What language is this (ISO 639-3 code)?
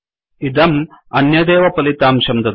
san